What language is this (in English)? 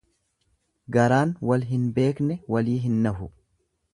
Oromo